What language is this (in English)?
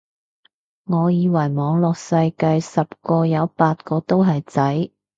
Cantonese